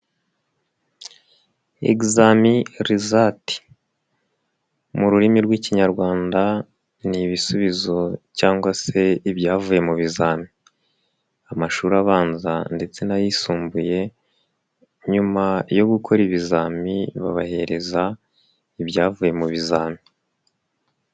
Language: Kinyarwanda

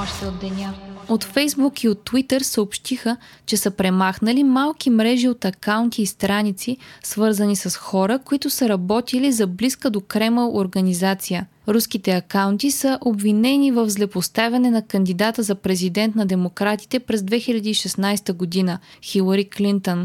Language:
Bulgarian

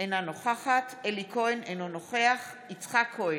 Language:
Hebrew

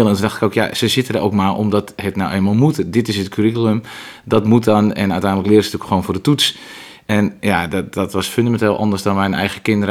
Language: Dutch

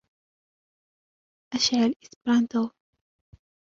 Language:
Arabic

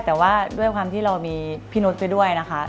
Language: Thai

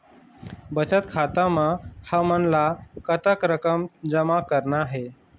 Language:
Chhattisgarhi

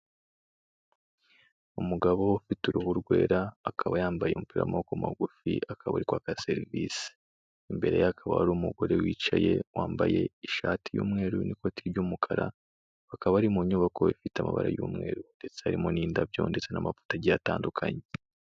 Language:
Kinyarwanda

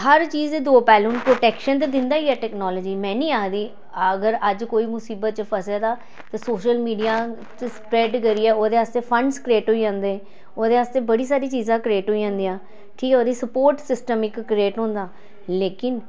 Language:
Dogri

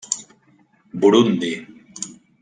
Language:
Catalan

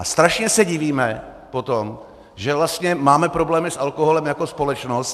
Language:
Czech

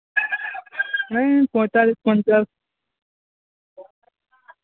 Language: Bangla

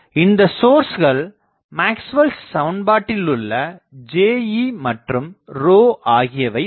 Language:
Tamil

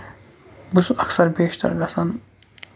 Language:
Kashmiri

